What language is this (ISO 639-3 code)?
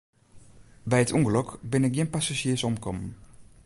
fry